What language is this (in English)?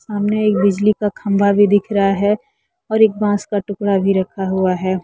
Hindi